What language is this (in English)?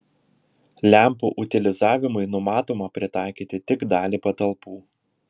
Lithuanian